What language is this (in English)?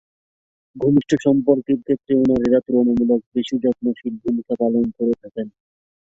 Bangla